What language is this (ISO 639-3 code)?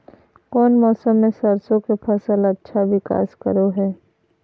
mag